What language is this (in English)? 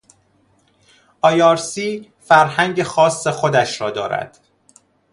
Persian